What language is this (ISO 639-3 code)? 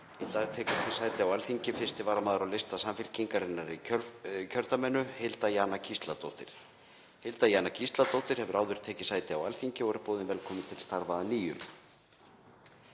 isl